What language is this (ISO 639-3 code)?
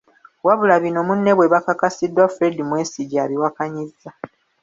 lug